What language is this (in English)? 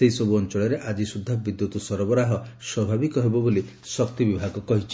Odia